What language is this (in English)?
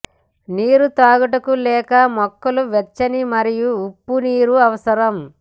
Telugu